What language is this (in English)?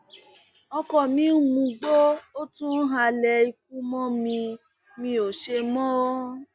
Yoruba